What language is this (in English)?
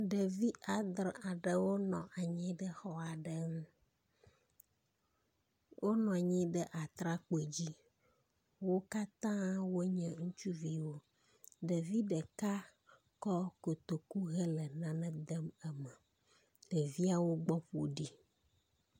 Ewe